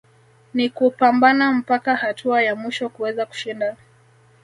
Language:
Swahili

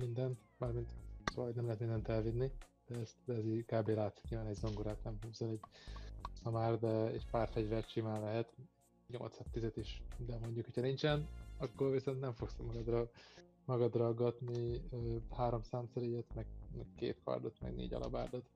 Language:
Hungarian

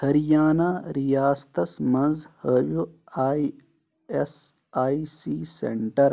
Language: Kashmiri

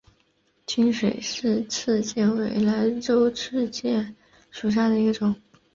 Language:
Chinese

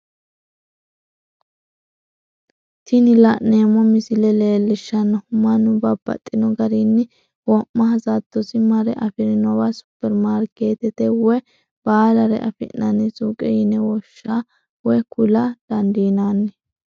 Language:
Sidamo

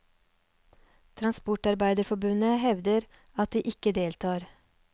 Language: Norwegian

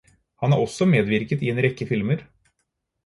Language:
Norwegian Bokmål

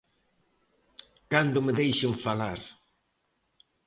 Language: Galician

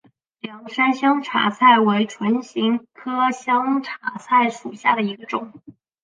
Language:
Chinese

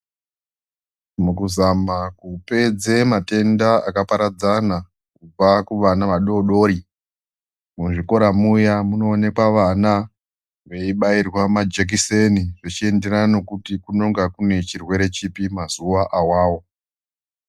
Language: Ndau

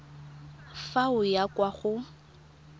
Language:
Tswana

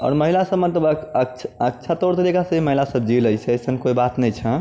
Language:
Maithili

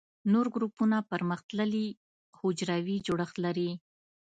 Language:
Pashto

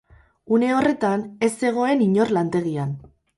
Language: Basque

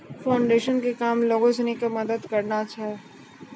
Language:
Maithili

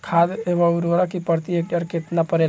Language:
Bhojpuri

